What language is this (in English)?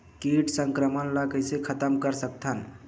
Chhattisgarhi